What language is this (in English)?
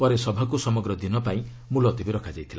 Odia